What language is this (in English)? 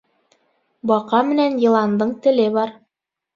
Bashkir